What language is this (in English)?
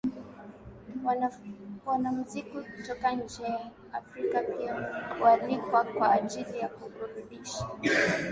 Swahili